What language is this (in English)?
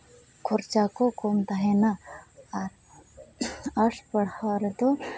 Santali